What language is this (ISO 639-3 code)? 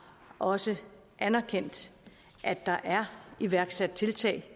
dan